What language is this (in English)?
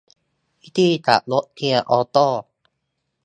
Thai